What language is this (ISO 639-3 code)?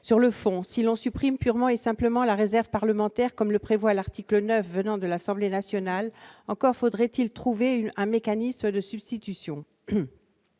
fra